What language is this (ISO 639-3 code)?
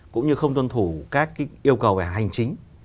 vie